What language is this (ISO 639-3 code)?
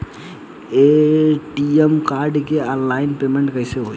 bho